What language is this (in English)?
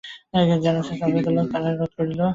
Bangla